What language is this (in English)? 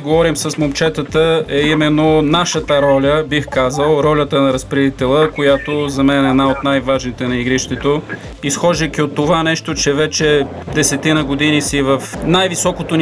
Bulgarian